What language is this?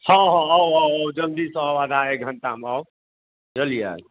Maithili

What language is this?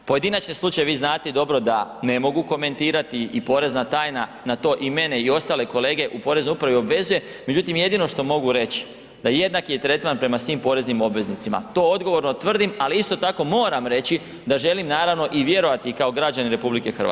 Croatian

